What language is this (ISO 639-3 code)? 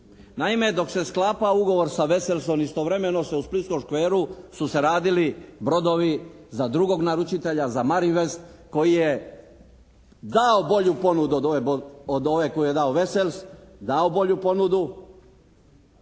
hrv